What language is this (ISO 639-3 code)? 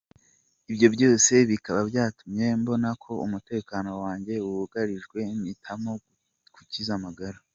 kin